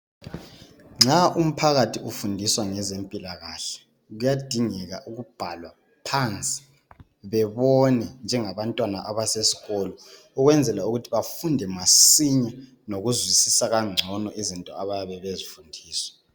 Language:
North Ndebele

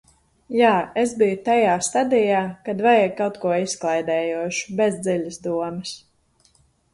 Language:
Latvian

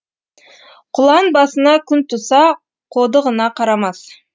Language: Kazakh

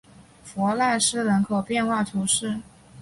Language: Chinese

